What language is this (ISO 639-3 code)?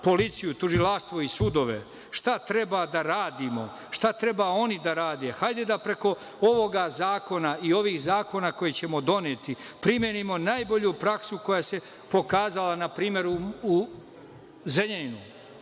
srp